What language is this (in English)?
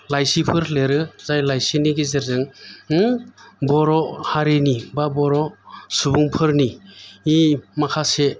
Bodo